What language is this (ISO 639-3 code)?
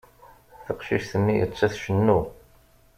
kab